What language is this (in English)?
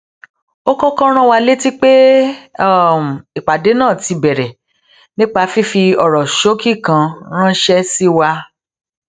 Yoruba